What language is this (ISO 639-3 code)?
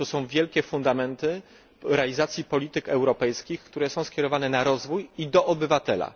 pol